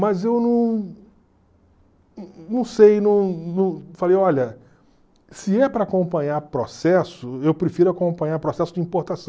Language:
Portuguese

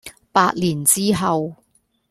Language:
Cantonese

